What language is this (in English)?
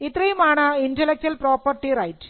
Malayalam